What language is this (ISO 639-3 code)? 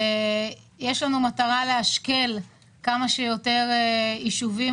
heb